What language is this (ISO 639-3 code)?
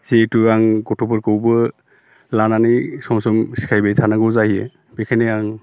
brx